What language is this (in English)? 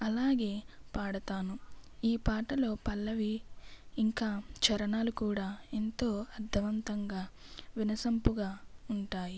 Telugu